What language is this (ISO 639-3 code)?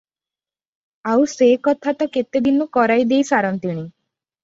ori